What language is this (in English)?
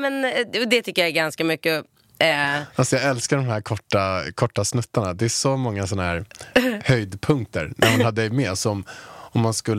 Swedish